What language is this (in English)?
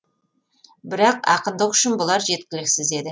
Kazakh